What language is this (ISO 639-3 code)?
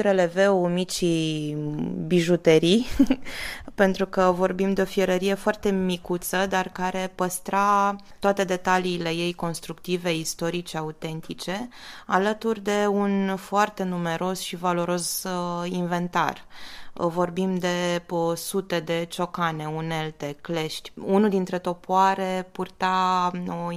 ron